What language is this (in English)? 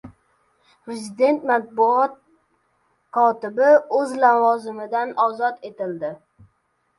Uzbek